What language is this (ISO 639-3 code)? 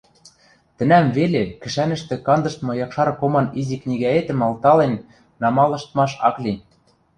mrj